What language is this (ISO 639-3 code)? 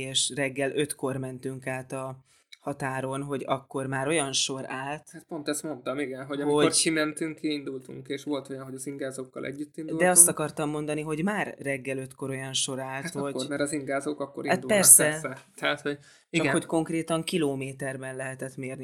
hun